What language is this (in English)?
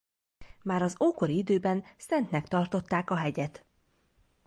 Hungarian